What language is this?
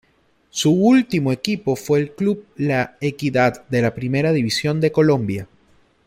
Spanish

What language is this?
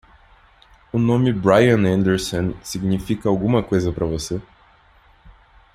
Portuguese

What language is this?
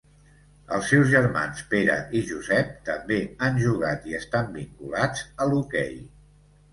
Catalan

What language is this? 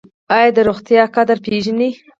Pashto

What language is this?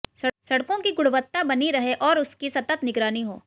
Hindi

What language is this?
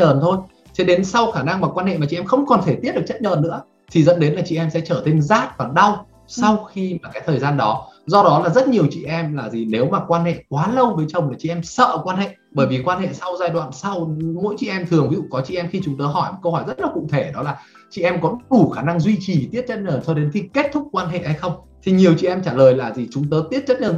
Vietnamese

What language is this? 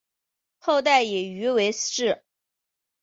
Chinese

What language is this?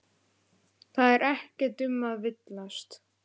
Icelandic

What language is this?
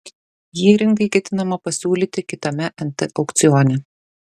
Lithuanian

